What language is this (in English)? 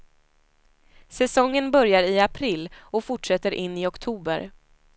Swedish